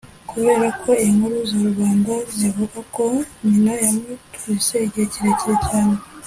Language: Kinyarwanda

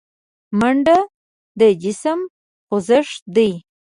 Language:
Pashto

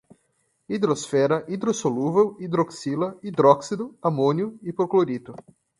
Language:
Portuguese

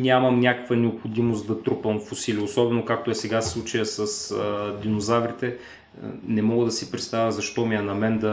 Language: Bulgarian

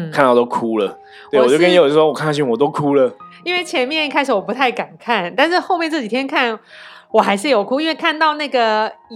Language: Chinese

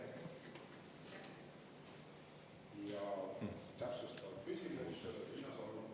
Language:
Estonian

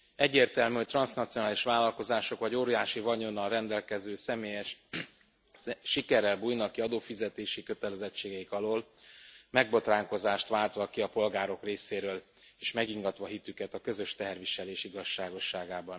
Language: Hungarian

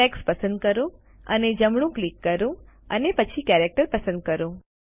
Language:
Gujarati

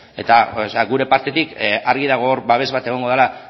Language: Basque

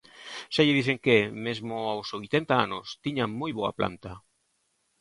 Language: Galician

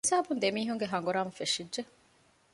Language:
Divehi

